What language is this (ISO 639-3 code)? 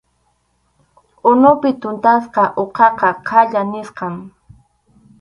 qxu